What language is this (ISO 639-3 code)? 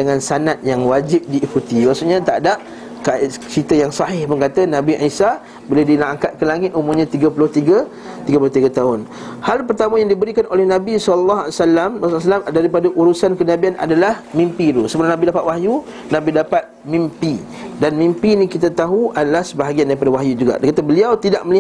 msa